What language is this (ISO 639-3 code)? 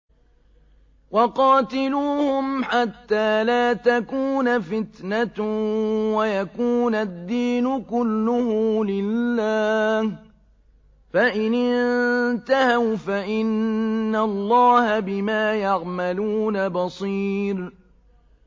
ara